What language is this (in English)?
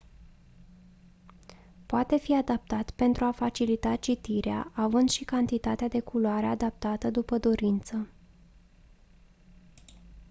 Romanian